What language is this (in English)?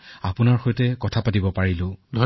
Assamese